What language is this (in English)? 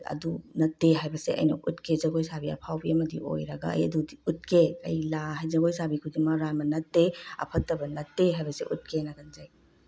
Manipuri